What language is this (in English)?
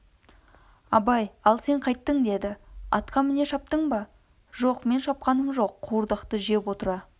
Kazakh